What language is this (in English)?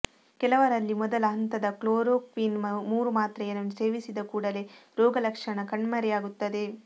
Kannada